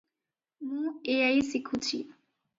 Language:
Odia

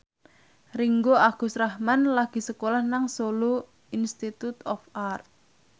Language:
Javanese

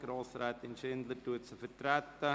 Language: Swiss German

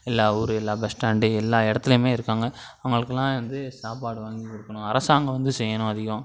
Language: Tamil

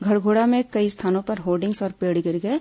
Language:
Hindi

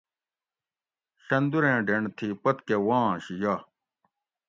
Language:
Gawri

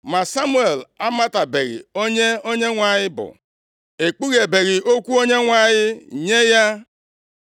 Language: Igbo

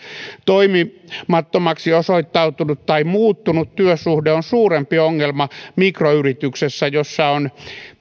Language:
Finnish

